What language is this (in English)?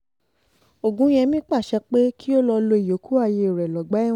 Yoruba